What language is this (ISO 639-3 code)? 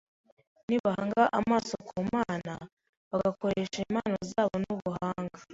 kin